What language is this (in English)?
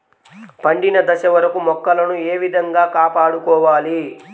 Telugu